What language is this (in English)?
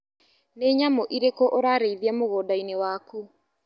Kikuyu